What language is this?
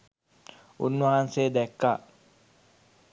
Sinhala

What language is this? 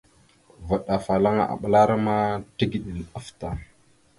Mada (Cameroon)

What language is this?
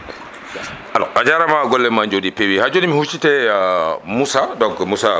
Fula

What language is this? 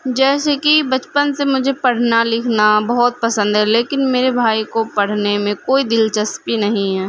Urdu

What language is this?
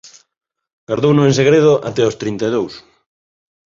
Galician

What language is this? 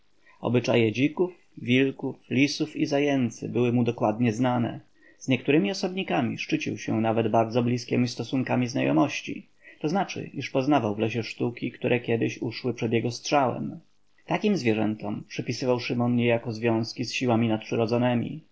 Polish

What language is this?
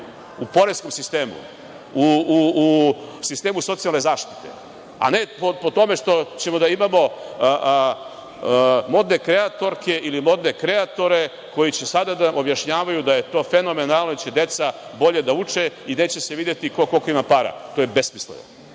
Serbian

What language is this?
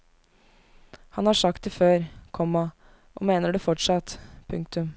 Norwegian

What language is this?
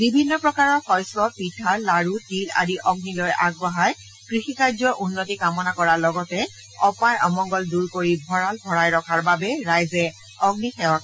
Assamese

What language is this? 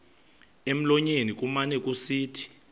Xhosa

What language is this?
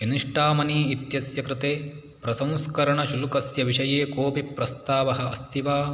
Sanskrit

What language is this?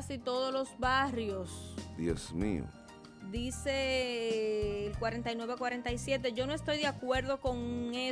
Spanish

